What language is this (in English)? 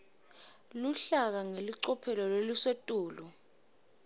Swati